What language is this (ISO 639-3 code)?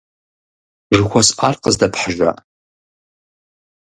kbd